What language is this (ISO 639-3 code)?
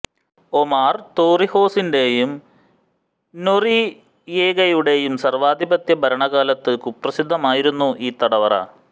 mal